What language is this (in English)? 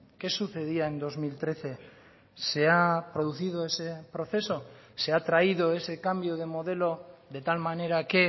Spanish